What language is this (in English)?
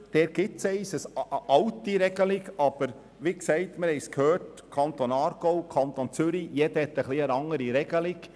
Swiss German